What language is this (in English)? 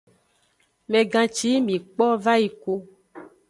Aja (Benin)